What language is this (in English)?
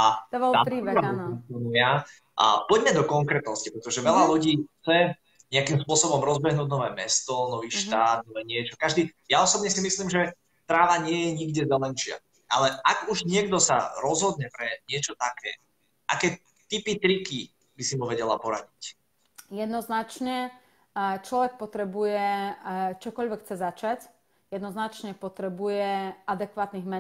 Slovak